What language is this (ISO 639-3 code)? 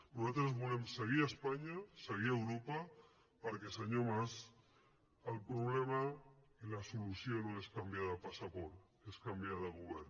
cat